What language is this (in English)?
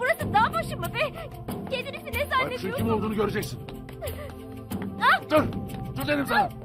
Turkish